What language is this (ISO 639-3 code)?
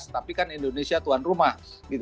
ind